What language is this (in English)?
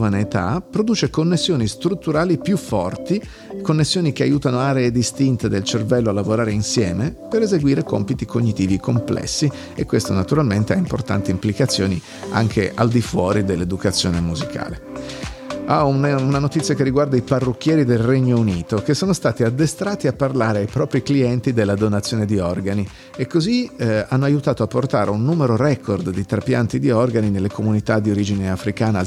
Italian